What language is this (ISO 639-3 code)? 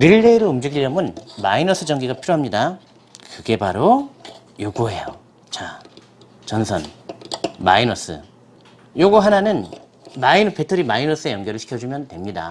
kor